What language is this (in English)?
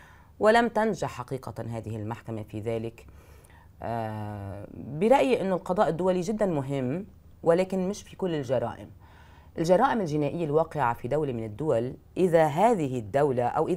Arabic